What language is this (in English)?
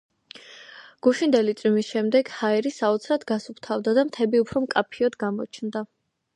Georgian